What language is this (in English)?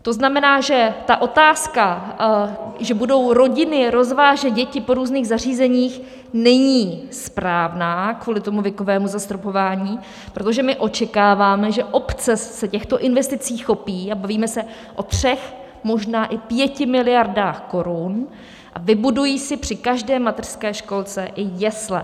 Czech